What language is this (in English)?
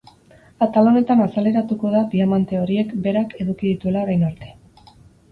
Basque